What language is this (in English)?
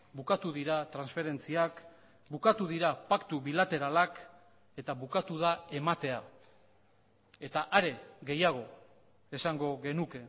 Basque